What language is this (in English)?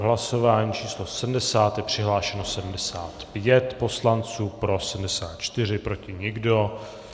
Czech